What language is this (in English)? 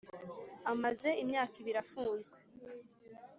Kinyarwanda